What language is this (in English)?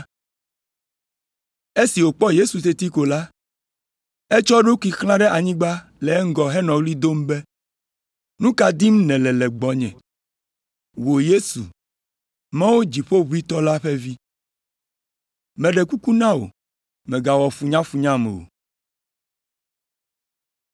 Ewe